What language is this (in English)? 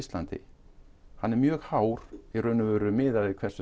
Icelandic